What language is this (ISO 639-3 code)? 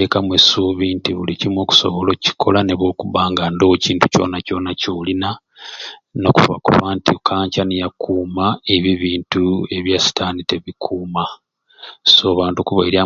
ruc